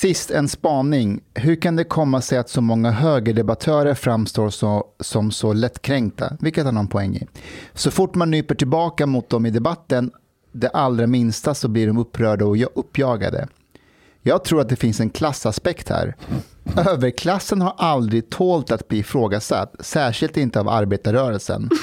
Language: Swedish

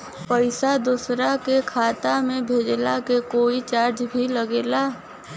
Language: Bhojpuri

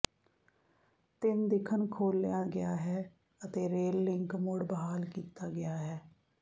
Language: Punjabi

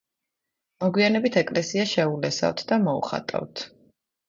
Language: Georgian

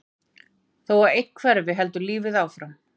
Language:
Icelandic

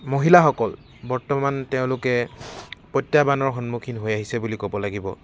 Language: Assamese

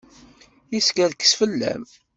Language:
Kabyle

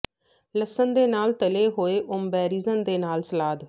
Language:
Punjabi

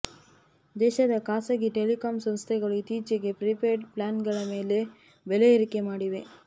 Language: Kannada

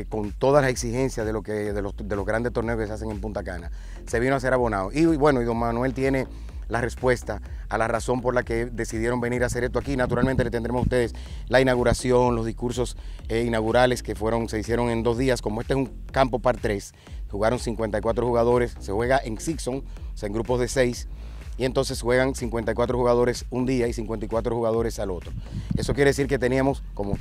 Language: Spanish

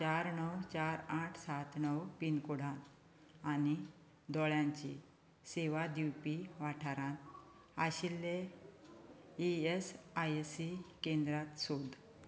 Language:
Konkani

